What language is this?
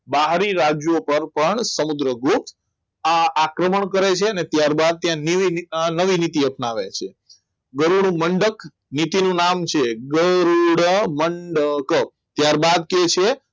Gujarati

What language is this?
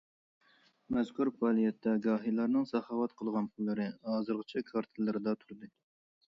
Uyghur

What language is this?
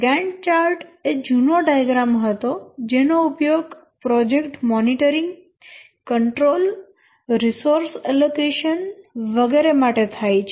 Gujarati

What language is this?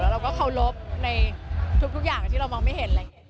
Thai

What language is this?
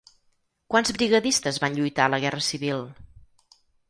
Catalan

